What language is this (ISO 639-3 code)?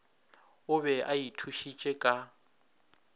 nso